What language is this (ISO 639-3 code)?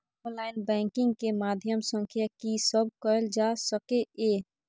mai